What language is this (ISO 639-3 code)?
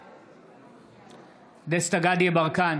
heb